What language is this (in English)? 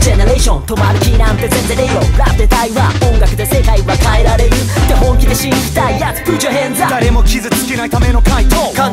Japanese